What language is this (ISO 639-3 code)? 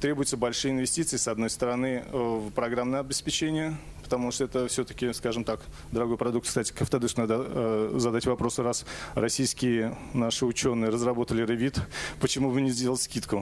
rus